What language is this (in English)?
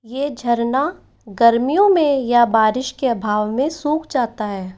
Hindi